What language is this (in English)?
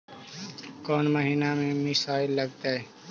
Magahi